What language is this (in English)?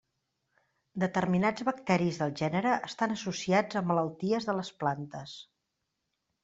Catalan